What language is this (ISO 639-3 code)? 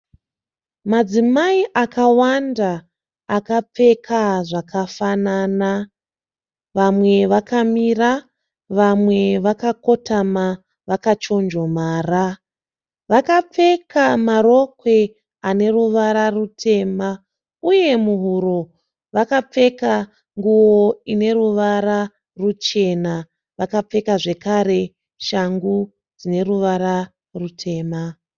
sna